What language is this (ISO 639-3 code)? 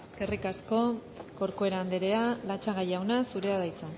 eus